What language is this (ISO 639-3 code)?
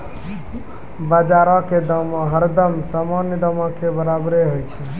mai